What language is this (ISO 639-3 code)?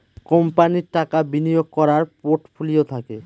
ben